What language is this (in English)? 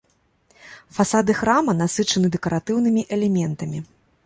Belarusian